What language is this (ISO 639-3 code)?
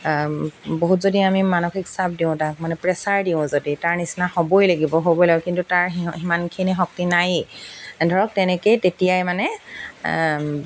asm